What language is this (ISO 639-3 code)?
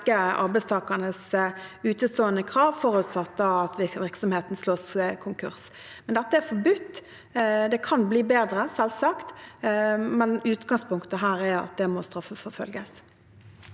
nor